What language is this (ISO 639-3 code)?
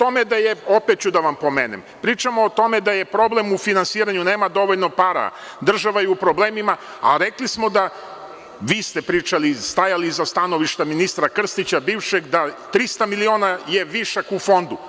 srp